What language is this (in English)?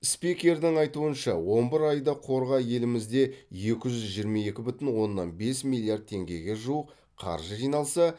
Kazakh